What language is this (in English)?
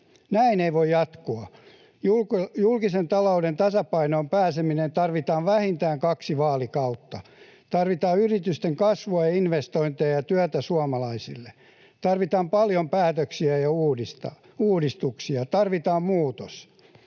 Finnish